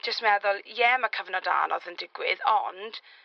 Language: Welsh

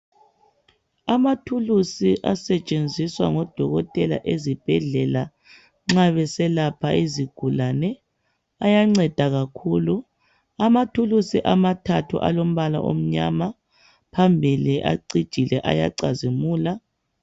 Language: North Ndebele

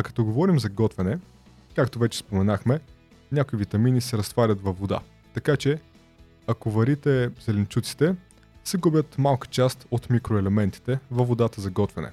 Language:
Bulgarian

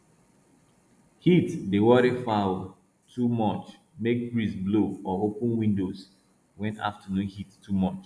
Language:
Nigerian Pidgin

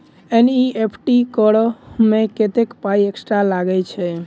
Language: Maithili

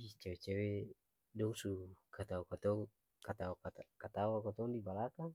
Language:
Ambonese Malay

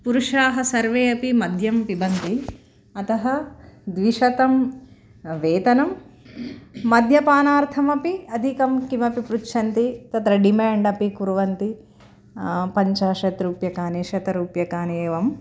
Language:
Sanskrit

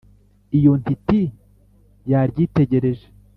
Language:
Kinyarwanda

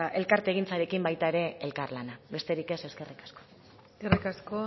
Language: Basque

